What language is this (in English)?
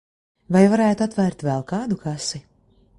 Latvian